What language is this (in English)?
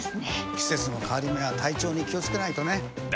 Japanese